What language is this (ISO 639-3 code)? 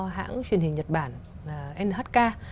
vie